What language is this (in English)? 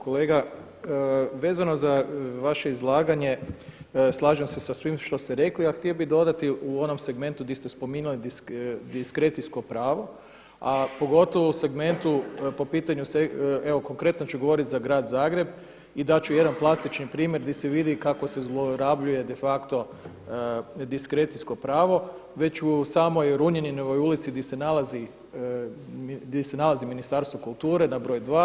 Croatian